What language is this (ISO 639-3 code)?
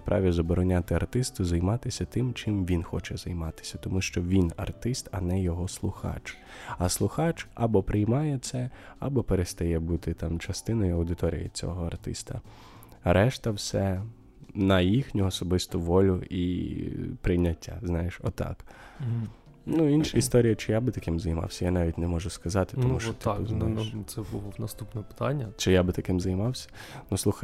ukr